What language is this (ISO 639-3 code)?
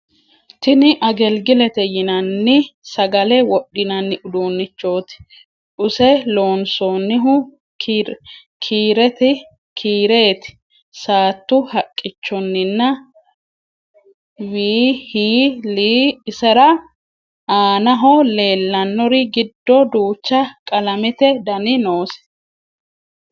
sid